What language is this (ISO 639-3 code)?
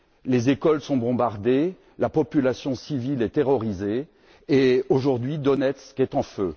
fra